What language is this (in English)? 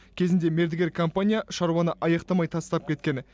Kazakh